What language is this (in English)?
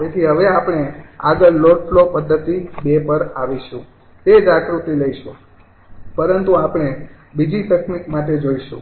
Gujarati